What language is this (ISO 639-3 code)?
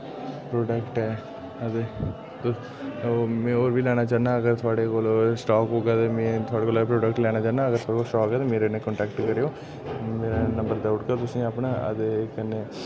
doi